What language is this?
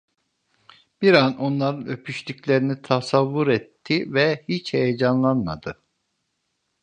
Turkish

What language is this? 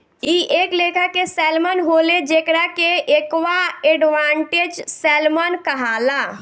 Bhojpuri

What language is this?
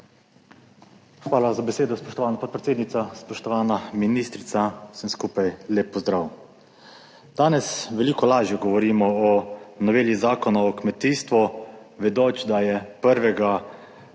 Slovenian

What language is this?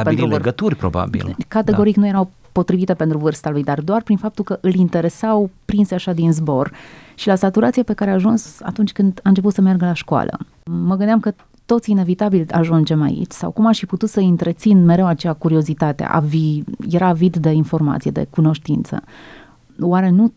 Romanian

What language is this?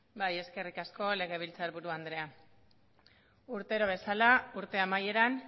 Basque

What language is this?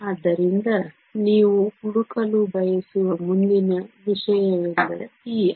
Kannada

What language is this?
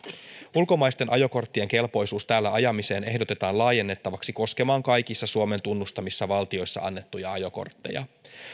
Finnish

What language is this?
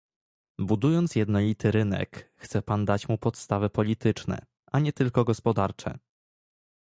Polish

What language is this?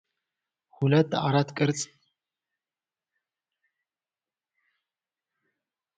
Amharic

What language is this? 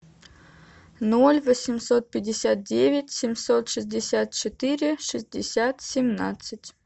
Russian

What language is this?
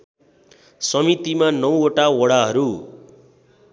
Nepali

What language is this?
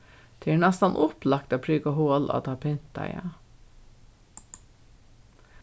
Faroese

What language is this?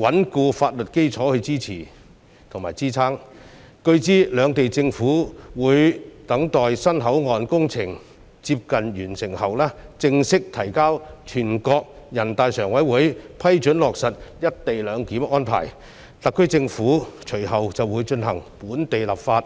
Cantonese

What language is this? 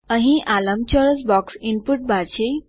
Gujarati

